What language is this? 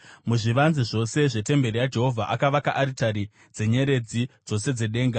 Shona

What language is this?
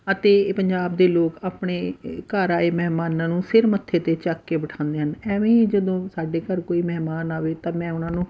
Punjabi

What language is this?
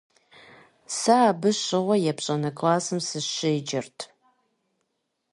Kabardian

